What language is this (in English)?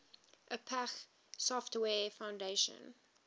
English